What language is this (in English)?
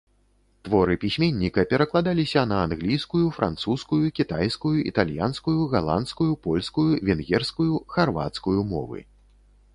Belarusian